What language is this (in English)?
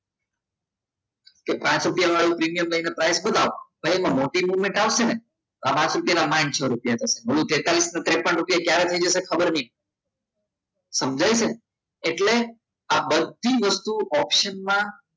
Gujarati